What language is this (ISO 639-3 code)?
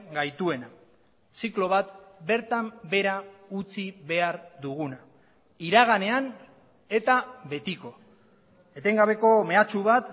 eus